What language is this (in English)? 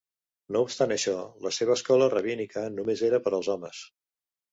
Catalan